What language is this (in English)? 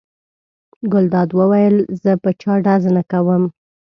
Pashto